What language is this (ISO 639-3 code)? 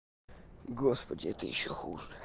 rus